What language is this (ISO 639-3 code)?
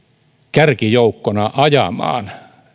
fin